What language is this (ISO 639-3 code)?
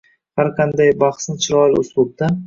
uzb